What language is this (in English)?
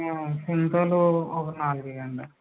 Telugu